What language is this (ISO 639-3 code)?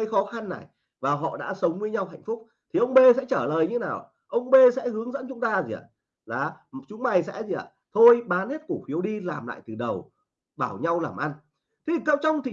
vie